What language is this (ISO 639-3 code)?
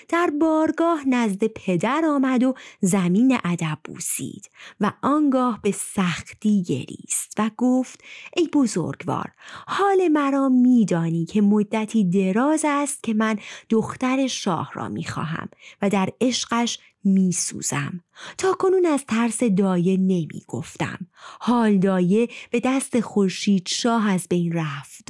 fas